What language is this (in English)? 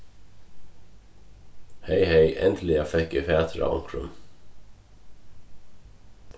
Faroese